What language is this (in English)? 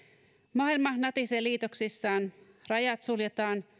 Finnish